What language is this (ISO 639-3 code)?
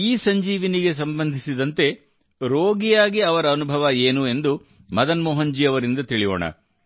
kan